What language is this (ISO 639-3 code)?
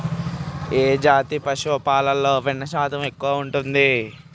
tel